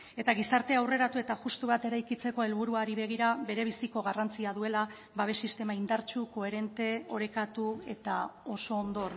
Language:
Basque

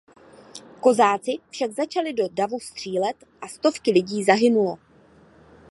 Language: Czech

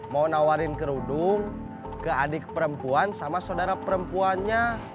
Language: Indonesian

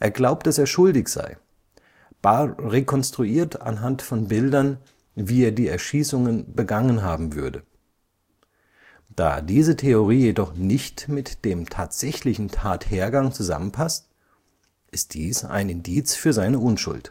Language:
German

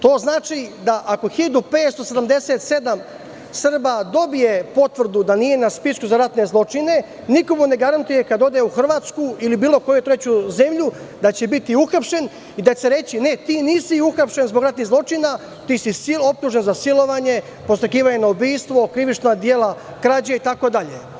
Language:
Serbian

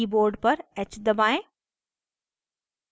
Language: Hindi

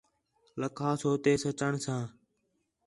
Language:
Khetrani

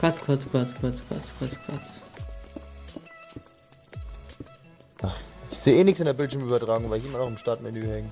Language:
German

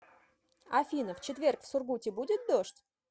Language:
Russian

